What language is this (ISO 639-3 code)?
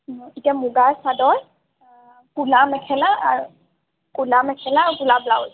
asm